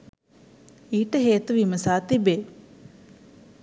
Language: Sinhala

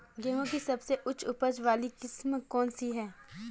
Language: Hindi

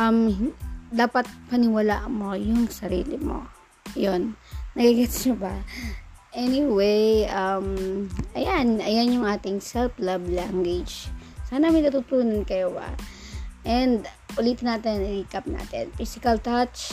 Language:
Filipino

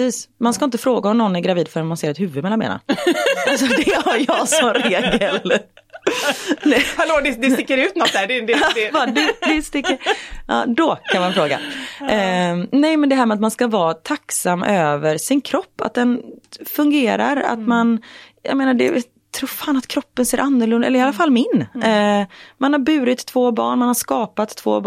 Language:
Swedish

